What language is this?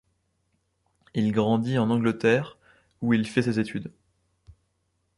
French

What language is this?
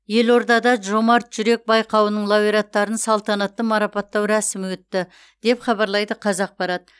Kazakh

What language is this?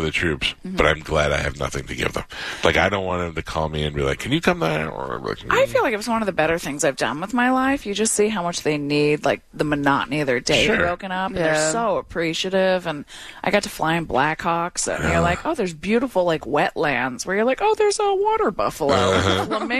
English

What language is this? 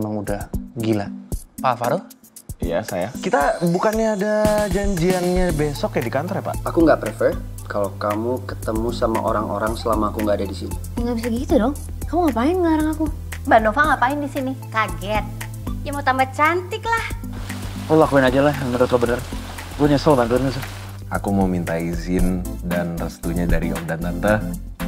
Indonesian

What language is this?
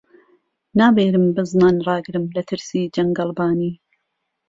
Central Kurdish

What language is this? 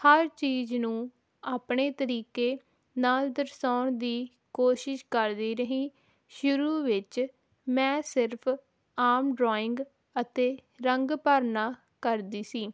Punjabi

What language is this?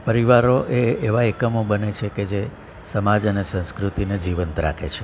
Gujarati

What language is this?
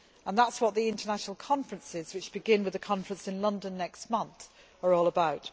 English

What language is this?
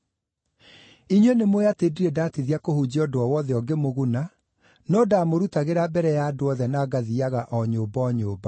Kikuyu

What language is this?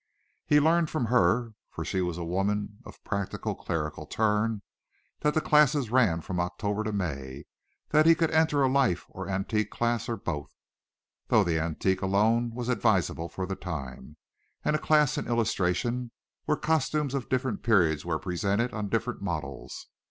English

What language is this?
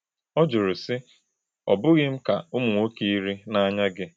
Igbo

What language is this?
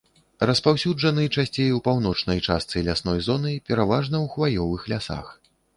Belarusian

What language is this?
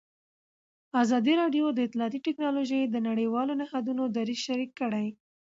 Pashto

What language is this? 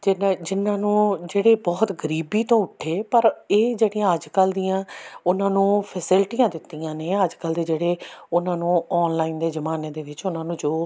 Punjabi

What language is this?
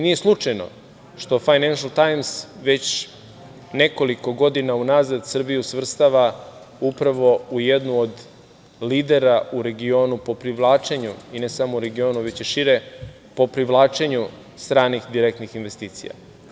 Serbian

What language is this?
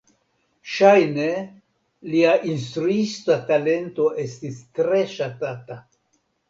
Esperanto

